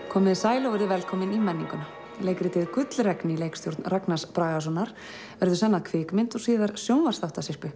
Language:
Icelandic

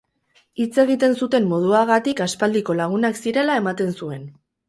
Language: Basque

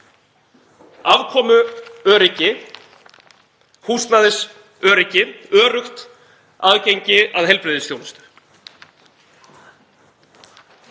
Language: Icelandic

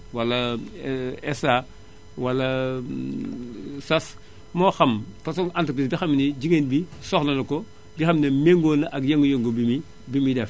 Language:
Wolof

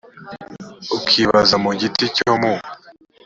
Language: Kinyarwanda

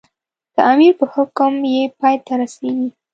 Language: Pashto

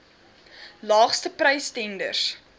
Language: Afrikaans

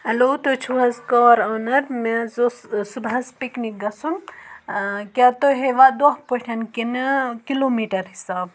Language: Kashmiri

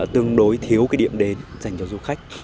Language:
Vietnamese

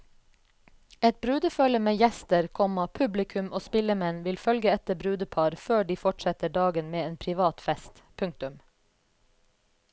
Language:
Norwegian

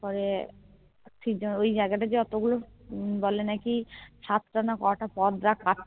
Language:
Bangla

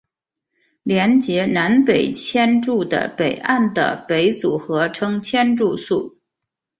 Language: Chinese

